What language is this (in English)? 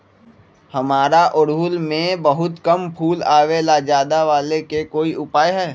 Magahi